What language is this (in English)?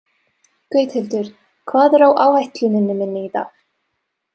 Icelandic